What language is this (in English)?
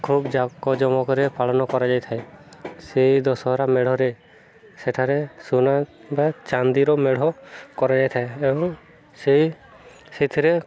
Odia